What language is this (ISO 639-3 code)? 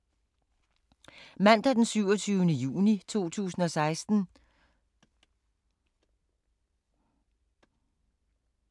dan